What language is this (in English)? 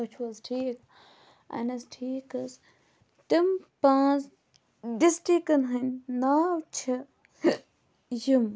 Kashmiri